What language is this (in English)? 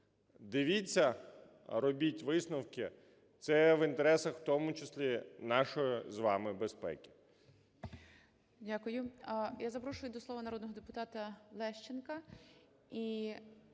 Ukrainian